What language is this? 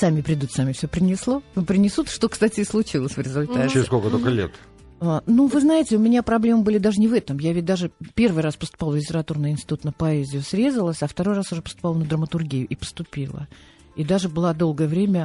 Russian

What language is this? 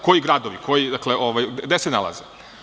Serbian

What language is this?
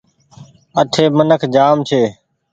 Goaria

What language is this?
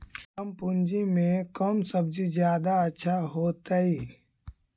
Magahi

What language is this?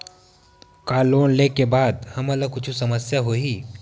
Chhattisgarhi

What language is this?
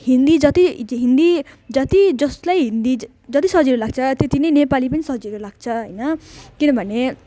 Nepali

